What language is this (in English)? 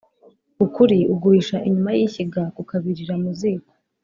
Kinyarwanda